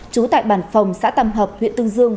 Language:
Vietnamese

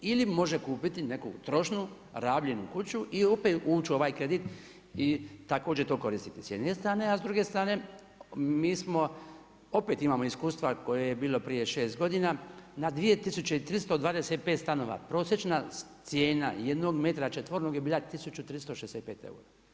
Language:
Croatian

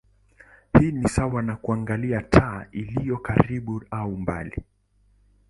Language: Swahili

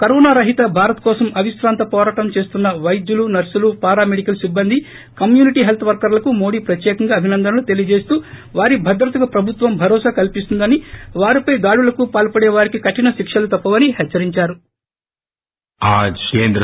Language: Telugu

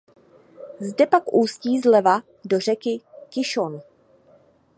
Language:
Czech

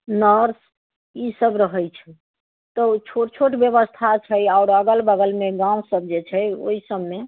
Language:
Maithili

